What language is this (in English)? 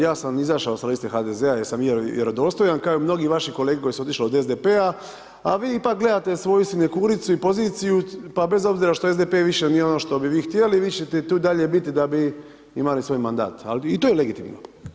Croatian